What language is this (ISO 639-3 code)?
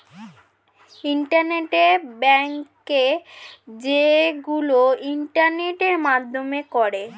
ben